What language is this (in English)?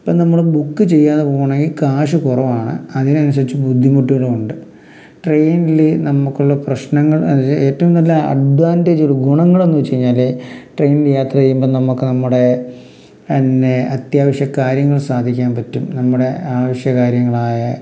Malayalam